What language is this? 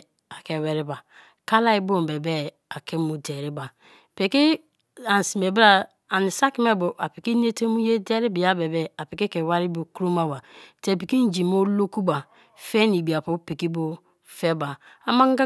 Kalabari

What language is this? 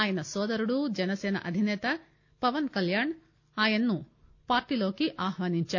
Telugu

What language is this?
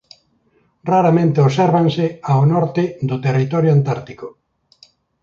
Galician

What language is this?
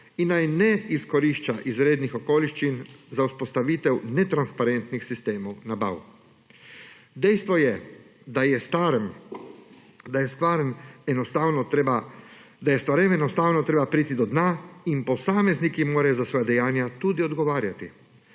Slovenian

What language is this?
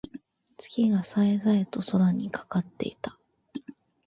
Japanese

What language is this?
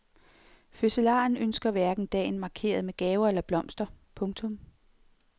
Danish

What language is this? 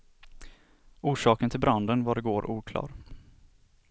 Swedish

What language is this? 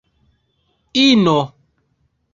Esperanto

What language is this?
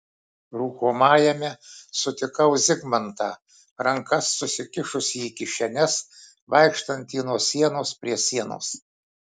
Lithuanian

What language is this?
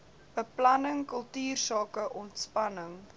Afrikaans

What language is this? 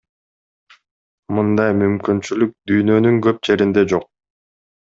Kyrgyz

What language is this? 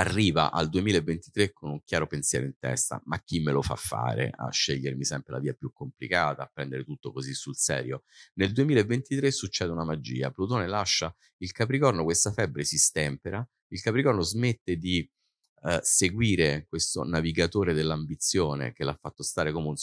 Italian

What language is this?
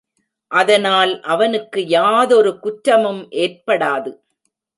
Tamil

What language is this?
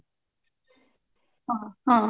Odia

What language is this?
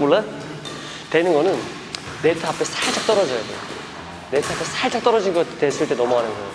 Korean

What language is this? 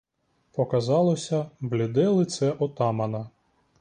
Ukrainian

